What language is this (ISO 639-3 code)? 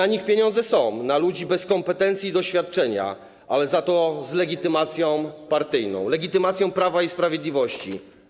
pol